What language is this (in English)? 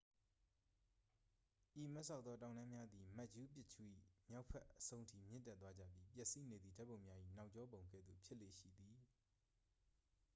Burmese